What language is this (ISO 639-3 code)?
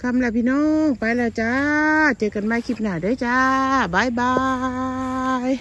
tha